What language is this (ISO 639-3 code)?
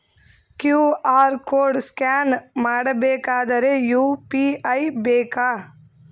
kan